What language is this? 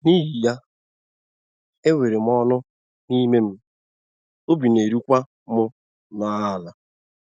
Igbo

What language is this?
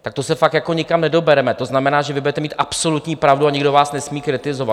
Czech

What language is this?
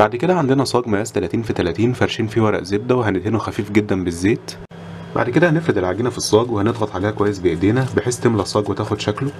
Arabic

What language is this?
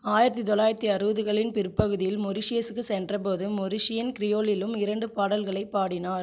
Tamil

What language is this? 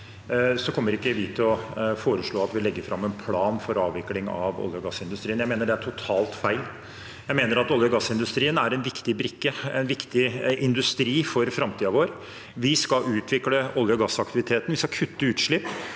Norwegian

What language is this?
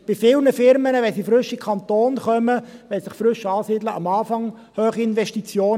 Swiss German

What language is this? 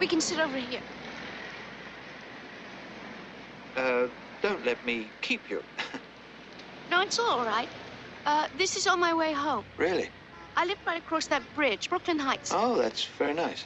English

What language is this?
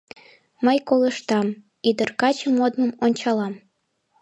Mari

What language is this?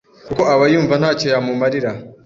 Kinyarwanda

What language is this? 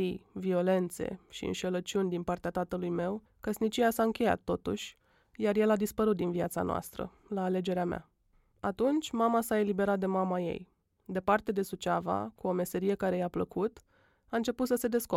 Romanian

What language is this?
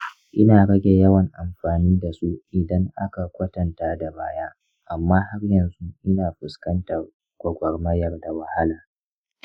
Hausa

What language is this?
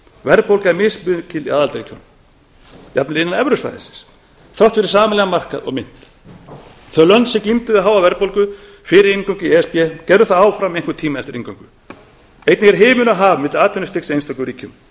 Icelandic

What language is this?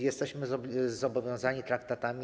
Polish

